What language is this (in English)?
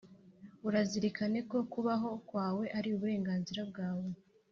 Kinyarwanda